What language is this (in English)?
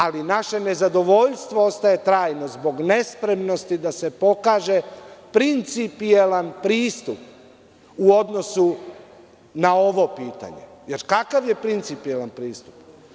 Serbian